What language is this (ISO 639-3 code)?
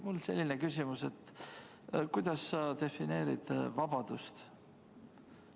est